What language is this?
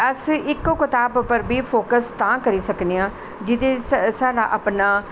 Dogri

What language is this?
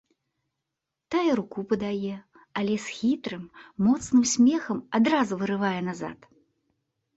Belarusian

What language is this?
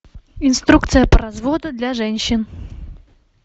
Russian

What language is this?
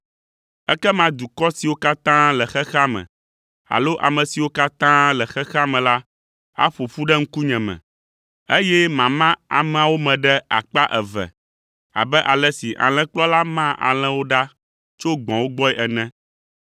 Ewe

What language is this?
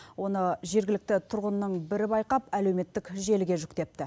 Kazakh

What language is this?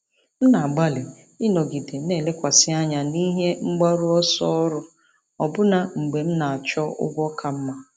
Igbo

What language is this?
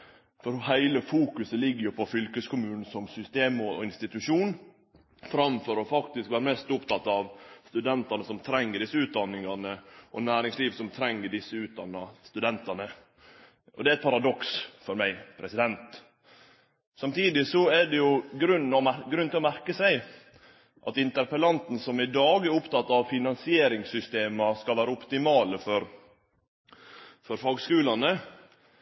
Norwegian Nynorsk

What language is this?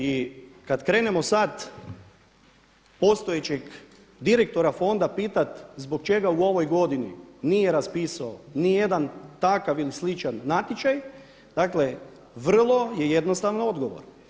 Croatian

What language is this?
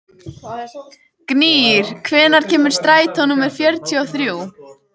Icelandic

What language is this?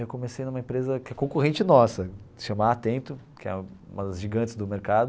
Portuguese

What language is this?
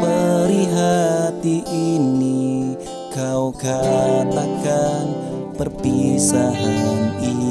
Indonesian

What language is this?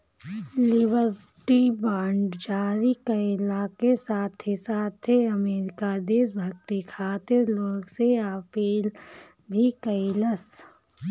Bhojpuri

